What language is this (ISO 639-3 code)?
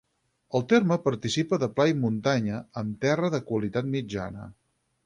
cat